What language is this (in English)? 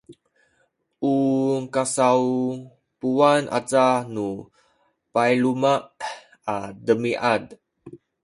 Sakizaya